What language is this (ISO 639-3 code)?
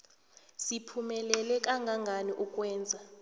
nbl